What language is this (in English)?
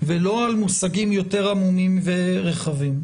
Hebrew